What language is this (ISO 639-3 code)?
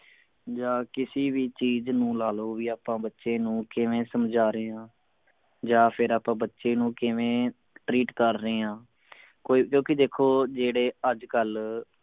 pan